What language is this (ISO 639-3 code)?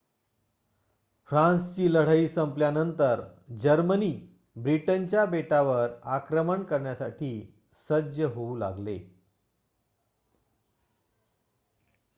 mar